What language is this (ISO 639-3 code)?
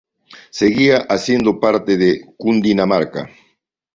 spa